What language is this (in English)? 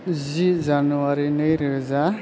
Bodo